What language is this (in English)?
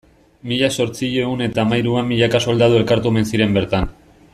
Basque